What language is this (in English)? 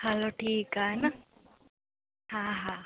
Sindhi